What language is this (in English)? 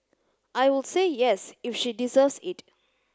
English